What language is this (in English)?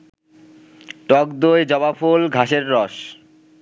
Bangla